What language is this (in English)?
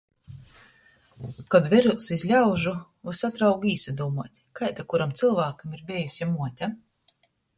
Latgalian